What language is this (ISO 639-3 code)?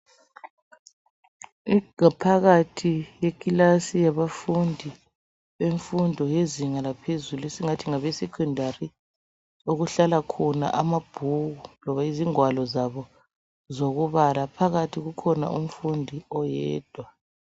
nde